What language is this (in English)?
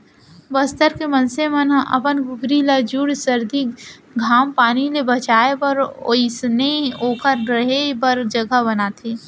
Chhattisgarhi